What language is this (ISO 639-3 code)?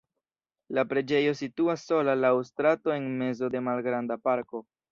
epo